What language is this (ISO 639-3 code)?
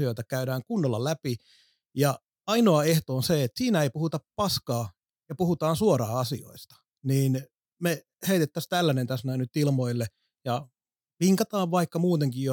fin